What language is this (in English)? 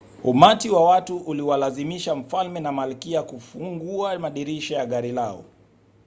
Swahili